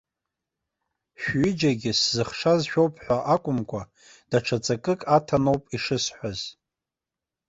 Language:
Abkhazian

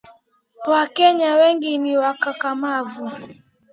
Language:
Swahili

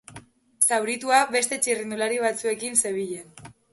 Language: Basque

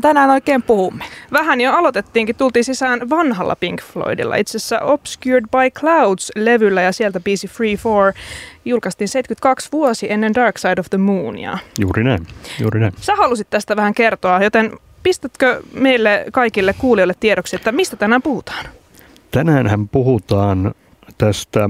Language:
Finnish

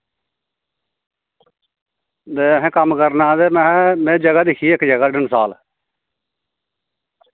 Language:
Dogri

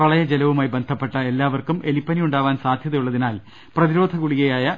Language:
Malayalam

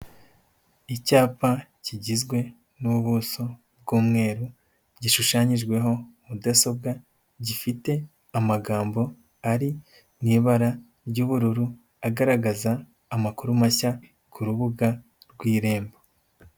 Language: Kinyarwanda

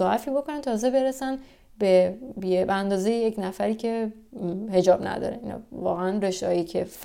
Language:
Persian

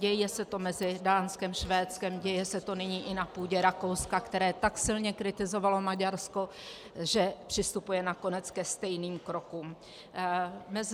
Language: Czech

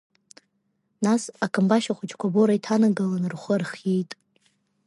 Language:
Abkhazian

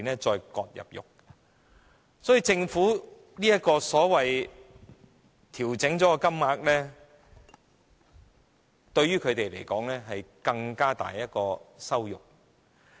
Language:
Cantonese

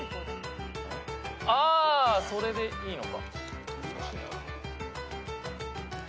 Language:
Japanese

